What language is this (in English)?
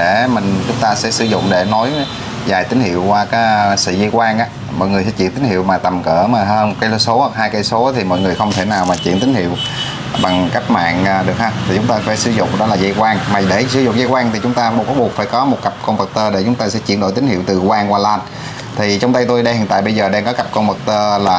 Vietnamese